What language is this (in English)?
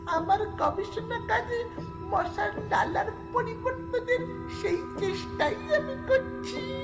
Bangla